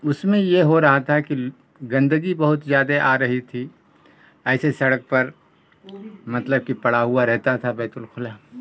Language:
Urdu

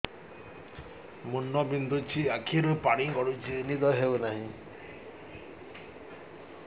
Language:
Odia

